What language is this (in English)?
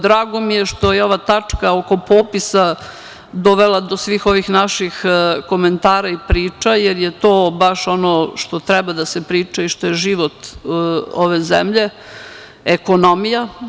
Serbian